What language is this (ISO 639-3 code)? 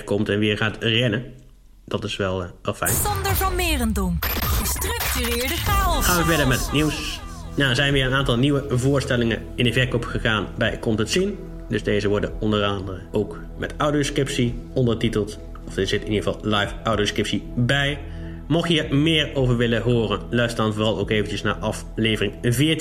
nld